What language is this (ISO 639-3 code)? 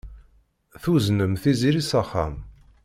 kab